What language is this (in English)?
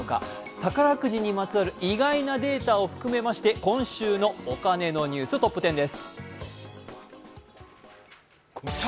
Japanese